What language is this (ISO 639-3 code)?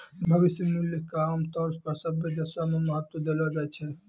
mai